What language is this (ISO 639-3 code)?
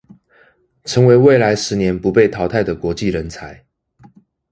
zho